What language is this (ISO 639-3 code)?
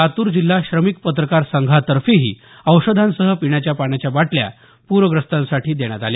mar